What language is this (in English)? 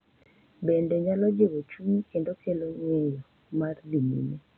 Luo (Kenya and Tanzania)